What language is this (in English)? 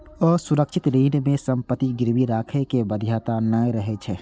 Maithili